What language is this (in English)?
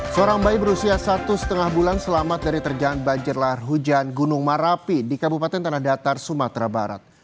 Indonesian